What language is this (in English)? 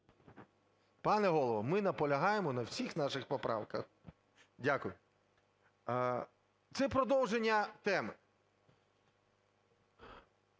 Ukrainian